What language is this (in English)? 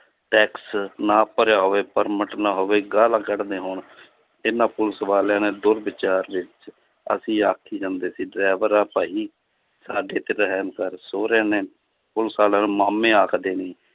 Punjabi